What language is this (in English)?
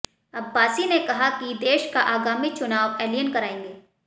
Hindi